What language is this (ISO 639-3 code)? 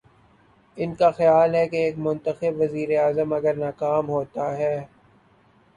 urd